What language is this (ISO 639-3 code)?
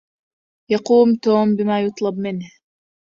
ara